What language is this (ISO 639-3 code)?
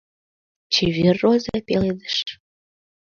chm